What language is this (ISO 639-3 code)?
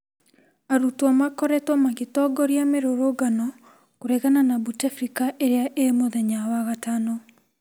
kik